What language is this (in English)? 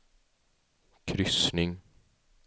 Swedish